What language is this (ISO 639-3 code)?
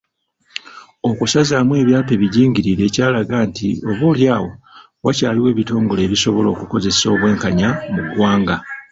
lug